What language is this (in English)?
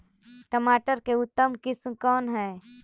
Magahi